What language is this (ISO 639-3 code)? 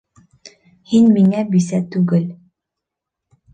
bak